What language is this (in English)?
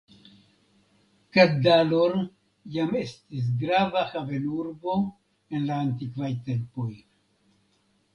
Esperanto